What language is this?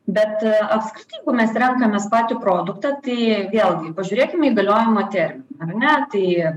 Lithuanian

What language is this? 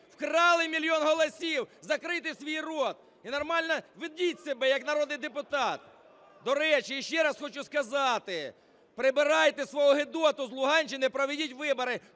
Ukrainian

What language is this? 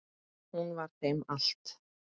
Icelandic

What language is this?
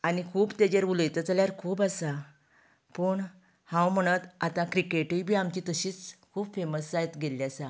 Konkani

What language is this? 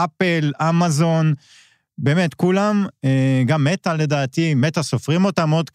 Hebrew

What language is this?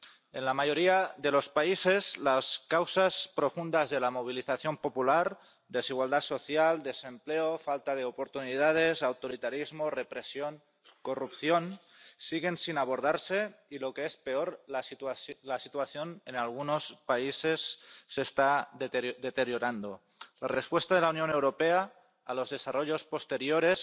Spanish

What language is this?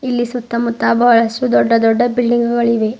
Kannada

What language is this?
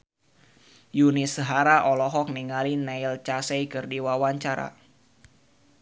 Sundanese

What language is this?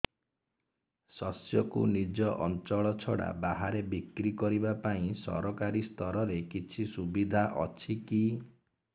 Odia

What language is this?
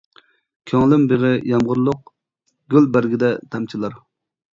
Uyghur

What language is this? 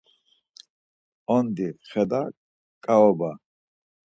Laz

